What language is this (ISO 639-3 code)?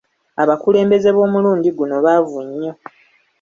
lug